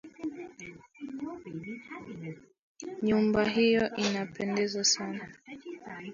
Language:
Swahili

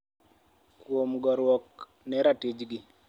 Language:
Luo (Kenya and Tanzania)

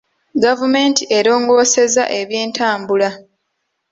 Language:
Ganda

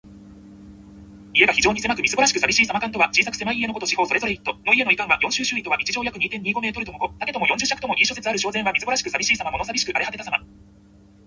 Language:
Japanese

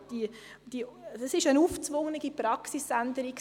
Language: Swiss German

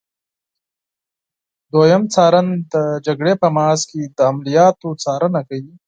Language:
Pashto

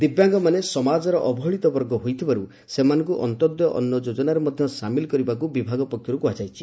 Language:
Odia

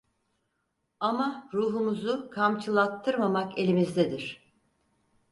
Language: Turkish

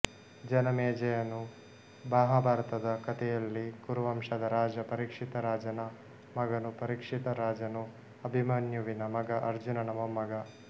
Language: Kannada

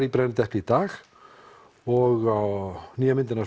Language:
Icelandic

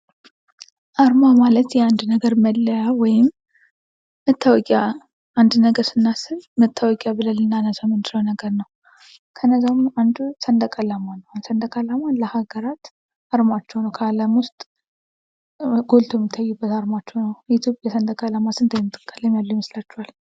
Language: Amharic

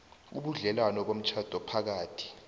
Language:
South Ndebele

